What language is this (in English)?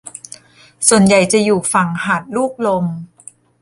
Thai